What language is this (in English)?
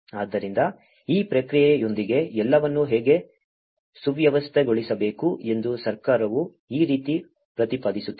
Kannada